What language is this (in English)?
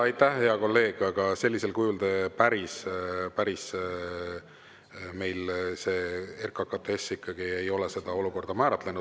Estonian